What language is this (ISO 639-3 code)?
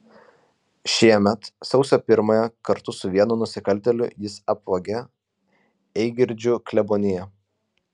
lit